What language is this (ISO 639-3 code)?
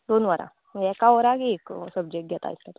kok